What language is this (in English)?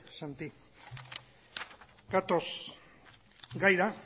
Basque